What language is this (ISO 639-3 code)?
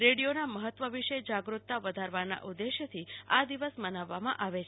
guj